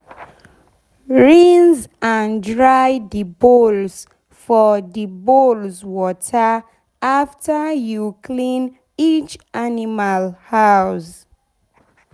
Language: Nigerian Pidgin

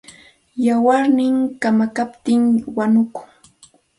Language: Santa Ana de Tusi Pasco Quechua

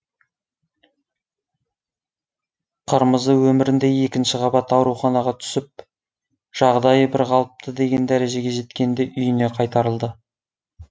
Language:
Kazakh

